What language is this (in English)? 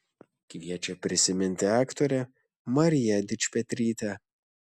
Lithuanian